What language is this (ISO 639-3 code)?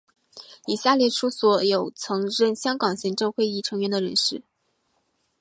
zho